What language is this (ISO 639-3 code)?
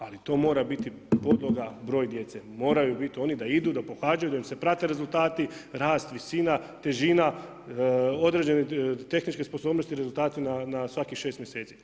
hrv